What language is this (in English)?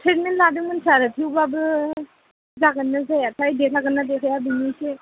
Bodo